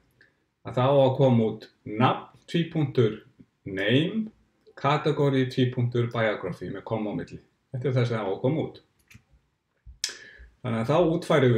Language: German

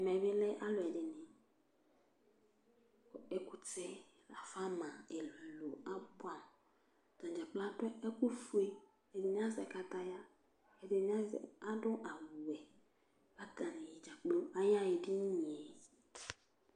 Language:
Ikposo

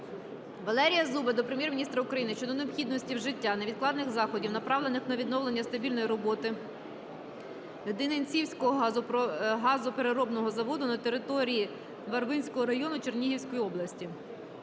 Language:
Ukrainian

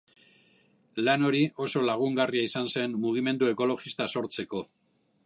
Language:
Basque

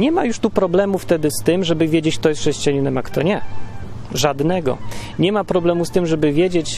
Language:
Polish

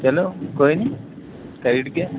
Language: Dogri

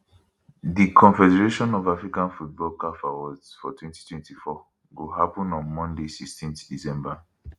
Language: Nigerian Pidgin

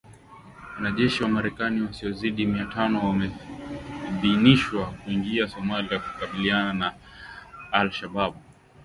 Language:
Swahili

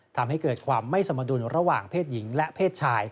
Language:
Thai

